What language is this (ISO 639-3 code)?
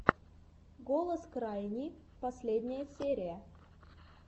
rus